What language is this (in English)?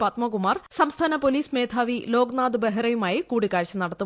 Malayalam